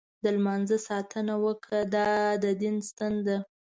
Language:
Pashto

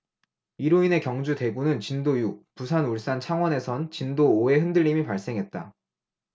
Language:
Korean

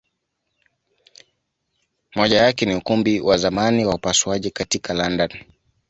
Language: Swahili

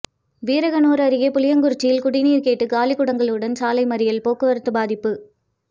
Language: Tamil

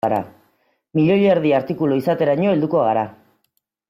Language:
Basque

